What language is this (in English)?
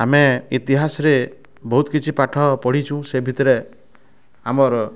Odia